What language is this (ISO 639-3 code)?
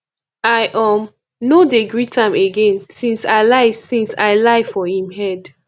pcm